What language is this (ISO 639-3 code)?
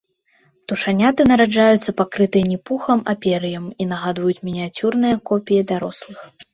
bel